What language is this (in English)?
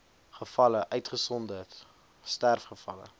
Afrikaans